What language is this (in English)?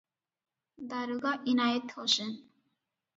Odia